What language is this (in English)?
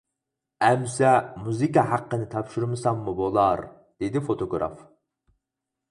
Uyghur